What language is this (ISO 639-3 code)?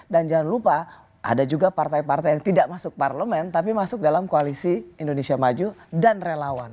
ind